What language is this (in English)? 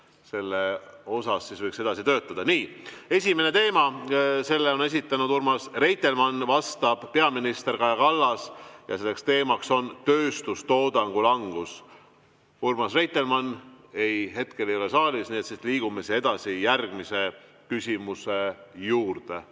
Estonian